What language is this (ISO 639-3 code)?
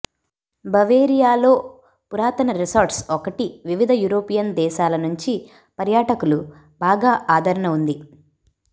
tel